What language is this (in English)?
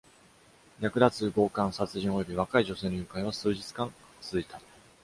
Japanese